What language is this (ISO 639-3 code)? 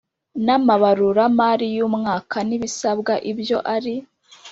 kin